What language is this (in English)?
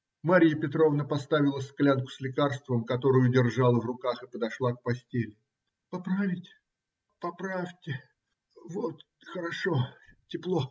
Russian